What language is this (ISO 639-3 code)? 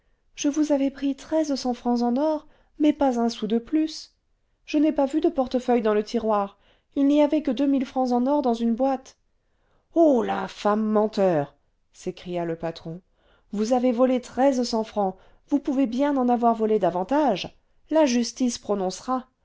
fra